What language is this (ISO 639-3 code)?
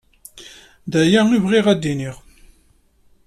kab